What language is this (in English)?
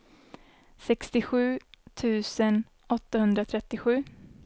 Swedish